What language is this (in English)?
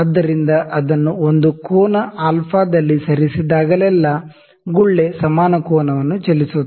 Kannada